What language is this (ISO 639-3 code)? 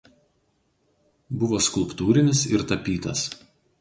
lit